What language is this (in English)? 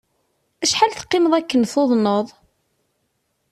Kabyle